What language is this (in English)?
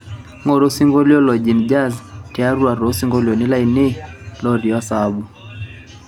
Masai